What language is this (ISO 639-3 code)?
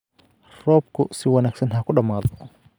som